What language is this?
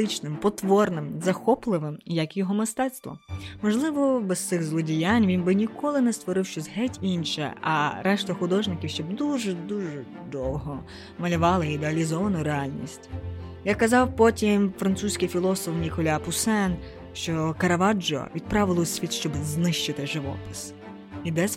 Ukrainian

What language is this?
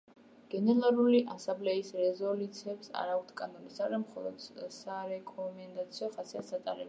Georgian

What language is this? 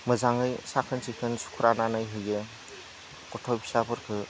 Bodo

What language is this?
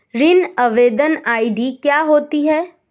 Hindi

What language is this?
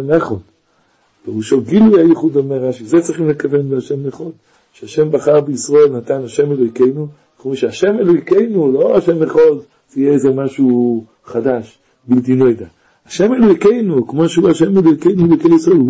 Hebrew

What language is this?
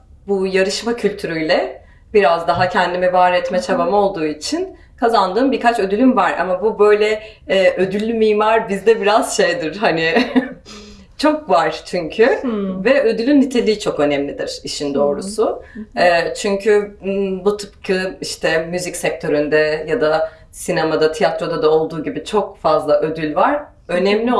Turkish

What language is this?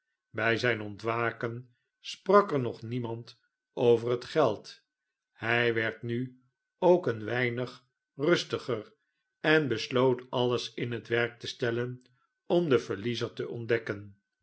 Dutch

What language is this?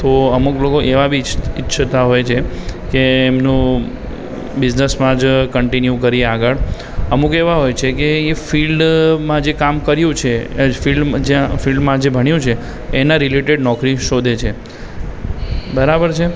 Gujarati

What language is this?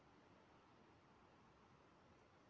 Kazakh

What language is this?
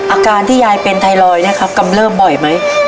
Thai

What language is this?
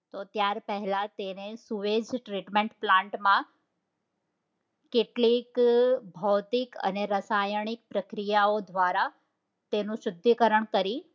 Gujarati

